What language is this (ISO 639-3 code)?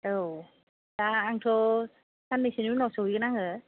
brx